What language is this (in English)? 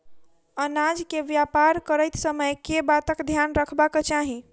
Maithili